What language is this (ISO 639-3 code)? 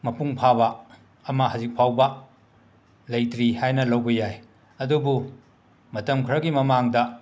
mni